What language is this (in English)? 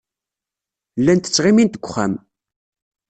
Kabyle